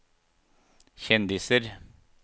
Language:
Norwegian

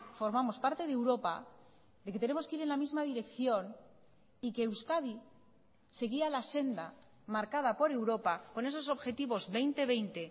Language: Spanish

